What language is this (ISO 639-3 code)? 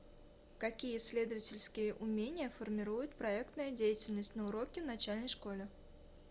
rus